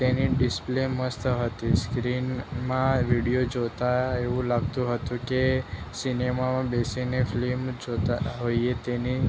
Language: Gujarati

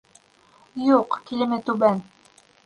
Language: Bashkir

